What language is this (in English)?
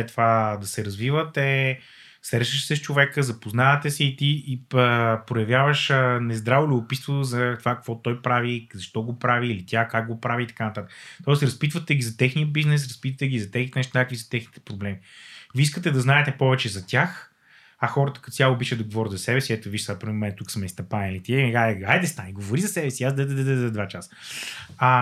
Bulgarian